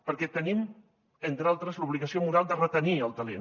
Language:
Catalan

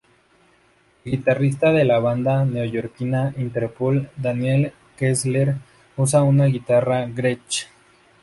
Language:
Spanish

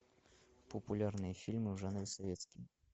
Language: Russian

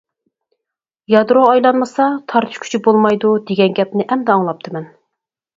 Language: Uyghur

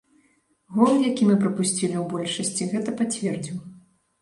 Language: Belarusian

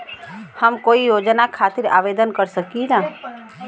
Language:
Bhojpuri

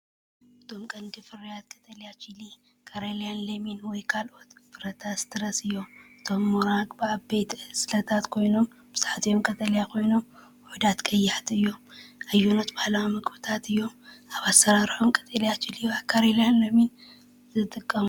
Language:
Tigrinya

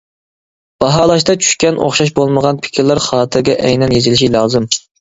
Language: Uyghur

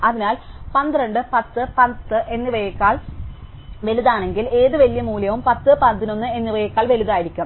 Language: Malayalam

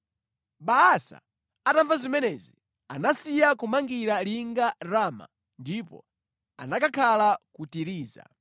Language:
Nyanja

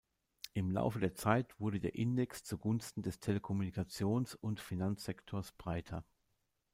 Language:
German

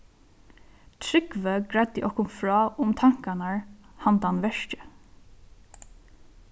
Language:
Faroese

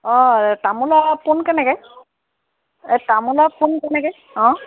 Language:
Assamese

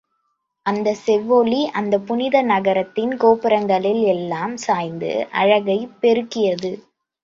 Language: Tamil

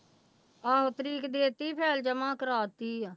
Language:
Punjabi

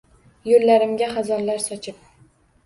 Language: Uzbek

